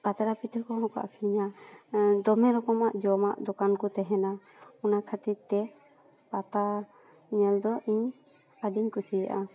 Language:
Santali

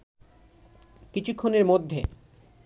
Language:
Bangla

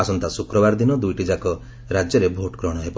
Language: Odia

